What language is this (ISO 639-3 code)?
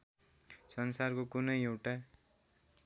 nep